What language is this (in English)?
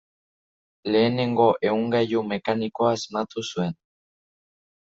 Basque